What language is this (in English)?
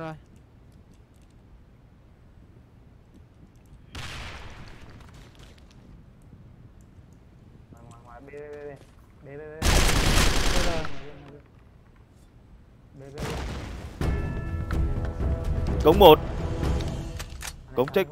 Vietnamese